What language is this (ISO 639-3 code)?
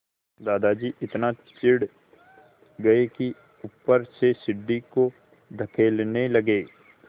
hin